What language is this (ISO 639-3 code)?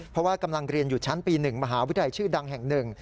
tha